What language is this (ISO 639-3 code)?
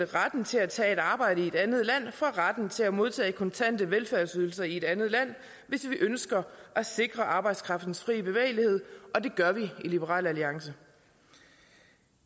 dan